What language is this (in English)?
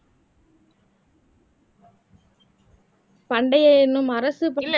Tamil